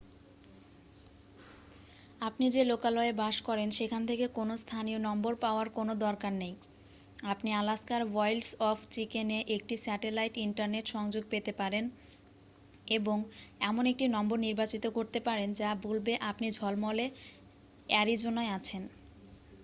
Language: Bangla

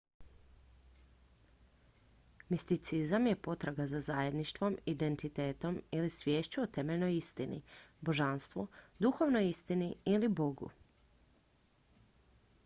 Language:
Croatian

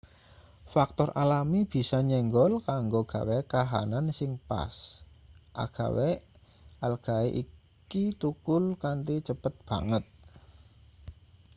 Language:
Javanese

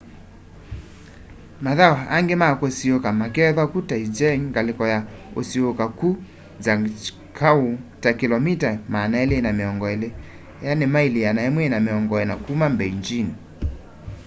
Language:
Kamba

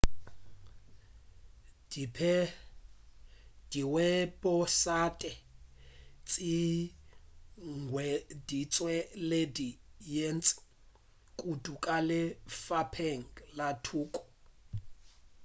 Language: Northern Sotho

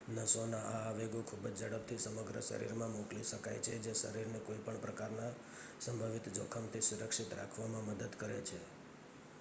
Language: Gujarati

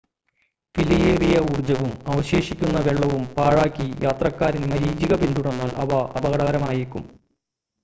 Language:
Malayalam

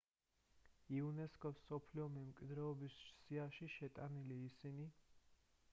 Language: Georgian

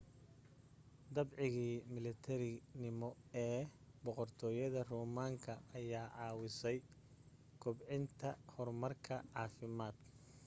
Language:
Somali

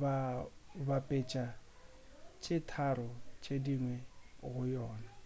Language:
Northern Sotho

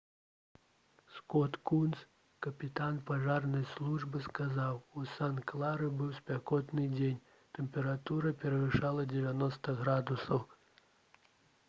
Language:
Belarusian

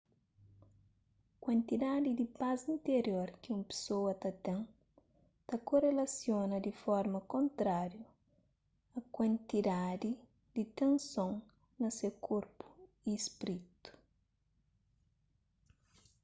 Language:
Kabuverdianu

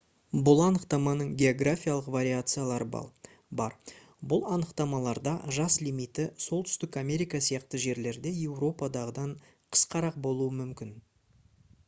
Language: Kazakh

